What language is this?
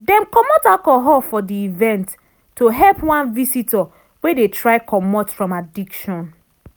Nigerian Pidgin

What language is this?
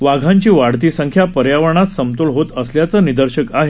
Marathi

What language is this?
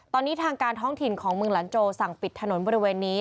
Thai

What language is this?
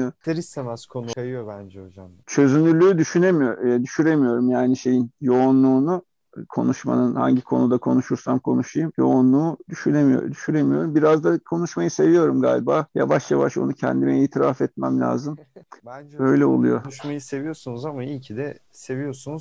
Turkish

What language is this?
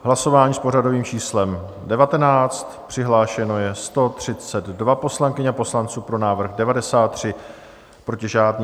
Czech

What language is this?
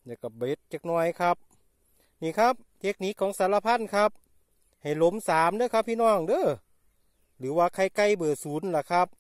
Thai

